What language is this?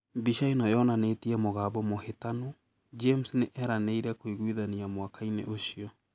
Kikuyu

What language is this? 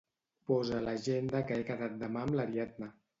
Catalan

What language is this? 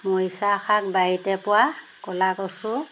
Assamese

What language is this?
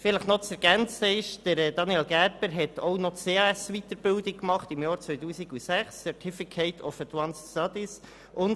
Swiss German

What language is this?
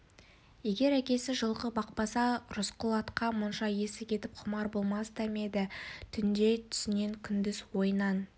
Kazakh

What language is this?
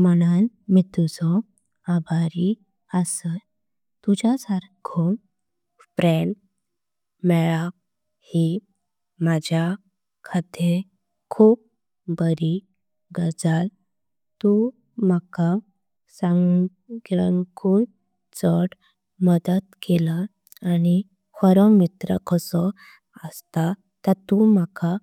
Konkani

